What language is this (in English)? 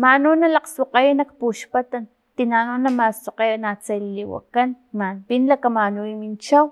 Filomena Mata-Coahuitlán Totonac